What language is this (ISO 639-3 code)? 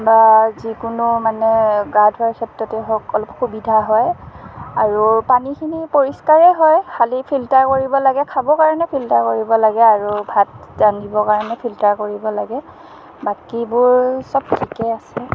asm